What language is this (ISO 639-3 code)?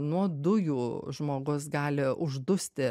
lit